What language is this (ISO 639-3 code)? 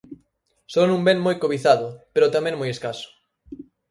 glg